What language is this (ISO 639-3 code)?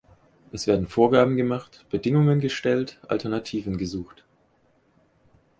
deu